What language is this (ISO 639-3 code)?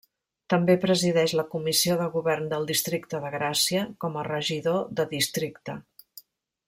cat